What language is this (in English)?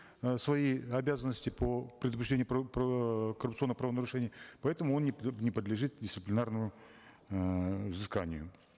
Kazakh